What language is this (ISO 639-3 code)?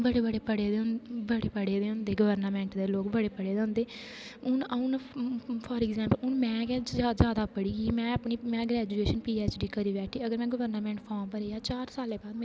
doi